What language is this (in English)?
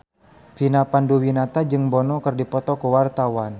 Sundanese